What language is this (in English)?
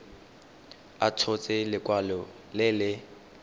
Tswana